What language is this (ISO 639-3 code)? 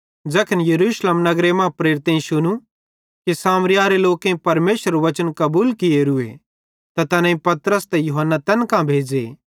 bhd